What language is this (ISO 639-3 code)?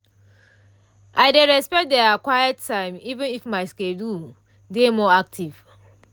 pcm